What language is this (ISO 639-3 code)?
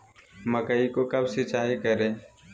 mag